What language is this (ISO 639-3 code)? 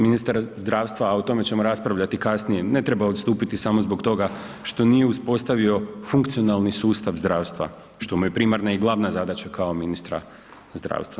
hrv